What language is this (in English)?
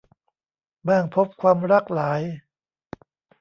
Thai